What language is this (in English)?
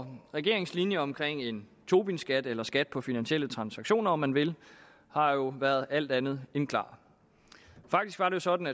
Danish